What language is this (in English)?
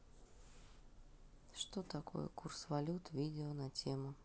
Russian